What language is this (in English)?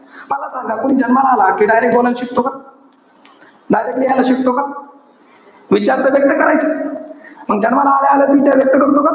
Marathi